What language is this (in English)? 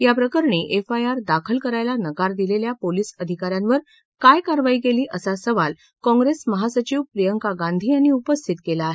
Marathi